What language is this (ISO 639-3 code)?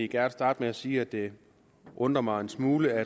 dan